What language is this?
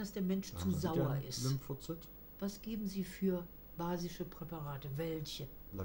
German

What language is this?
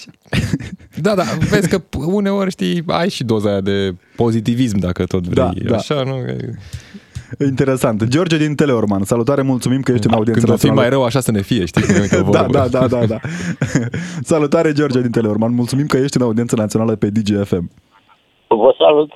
Romanian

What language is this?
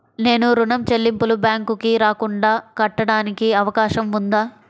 Telugu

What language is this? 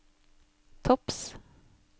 Norwegian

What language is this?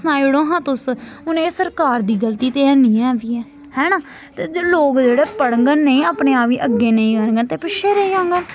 Dogri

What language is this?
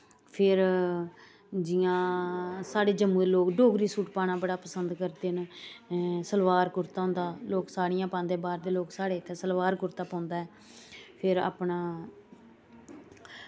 Dogri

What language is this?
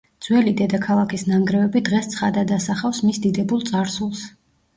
Georgian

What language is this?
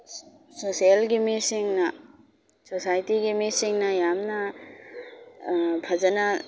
Manipuri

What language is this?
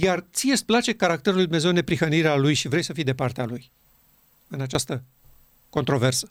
Romanian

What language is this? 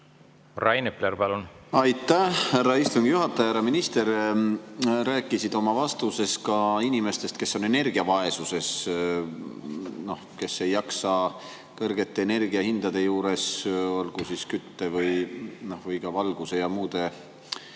Estonian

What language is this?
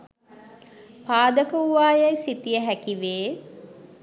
Sinhala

